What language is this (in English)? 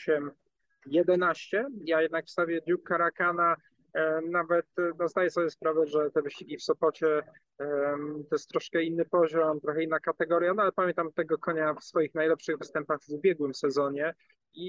Polish